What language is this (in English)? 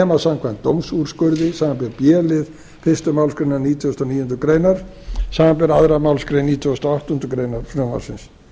Icelandic